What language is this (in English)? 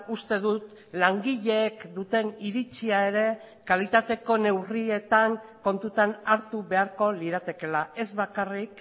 Basque